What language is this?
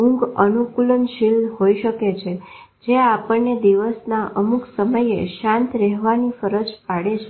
Gujarati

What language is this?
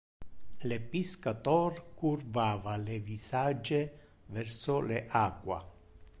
Interlingua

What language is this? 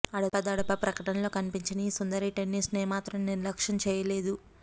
Telugu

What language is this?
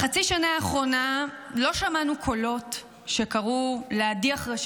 Hebrew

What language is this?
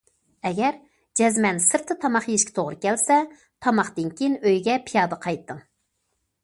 Uyghur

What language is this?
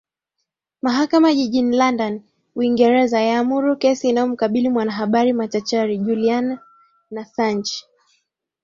Swahili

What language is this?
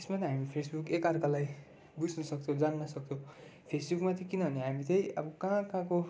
Nepali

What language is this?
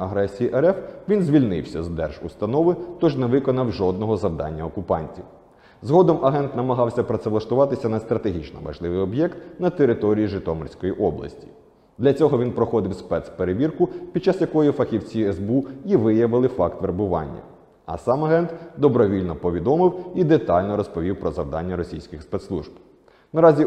Ukrainian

